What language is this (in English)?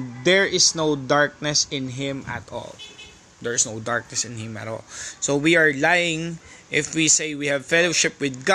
Filipino